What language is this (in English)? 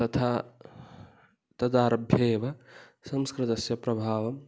Sanskrit